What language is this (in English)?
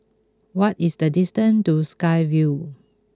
English